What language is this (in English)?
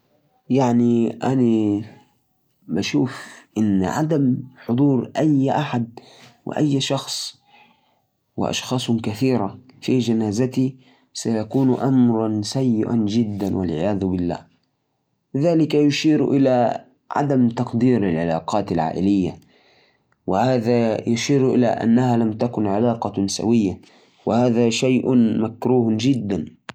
Najdi Arabic